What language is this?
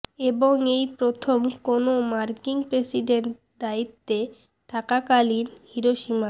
Bangla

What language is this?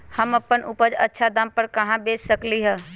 Magahi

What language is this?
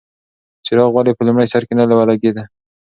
Pashto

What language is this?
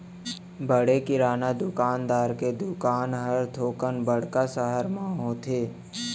Chhattisgarhi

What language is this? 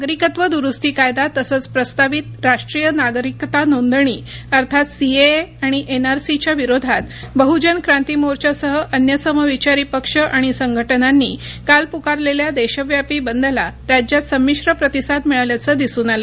Marathi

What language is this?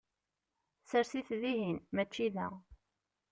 Kabyle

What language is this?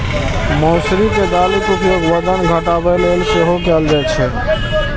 Maithili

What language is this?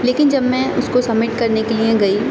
Urdu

